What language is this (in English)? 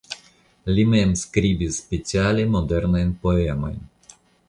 Esperanto